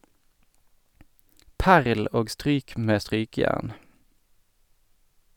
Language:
Norwegian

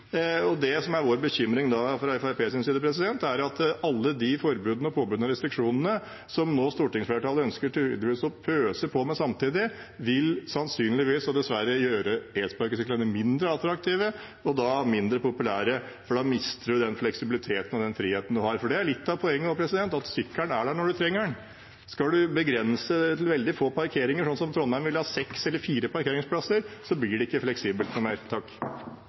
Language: Norwegian Bokmål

